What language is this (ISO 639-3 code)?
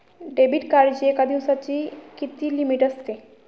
mar